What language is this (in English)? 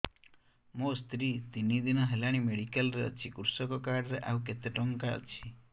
Odia